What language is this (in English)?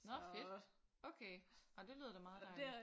Danish